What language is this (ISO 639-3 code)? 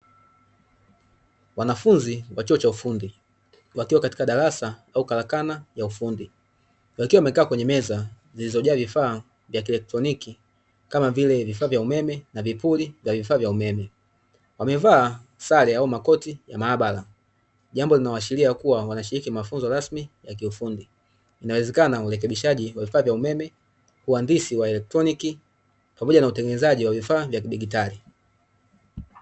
swa